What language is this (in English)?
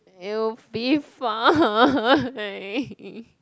English